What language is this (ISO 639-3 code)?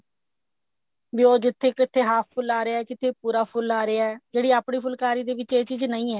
pan